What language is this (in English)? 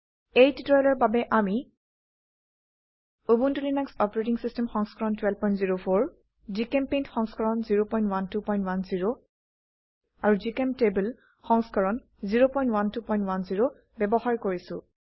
Assamese